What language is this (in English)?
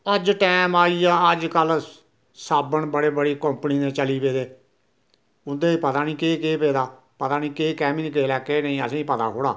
Dogri